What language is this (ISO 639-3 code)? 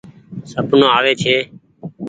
gig